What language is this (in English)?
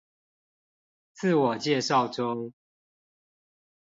Chinese